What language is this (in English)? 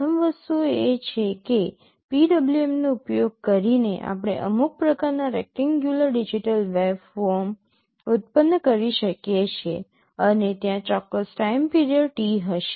Gujarati